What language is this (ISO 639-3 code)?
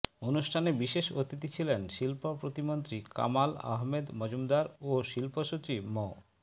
ben